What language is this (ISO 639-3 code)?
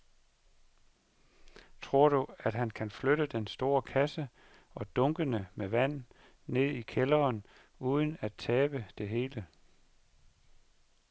dan